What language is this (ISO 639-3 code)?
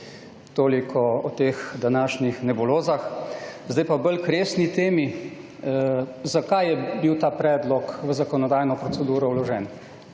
slv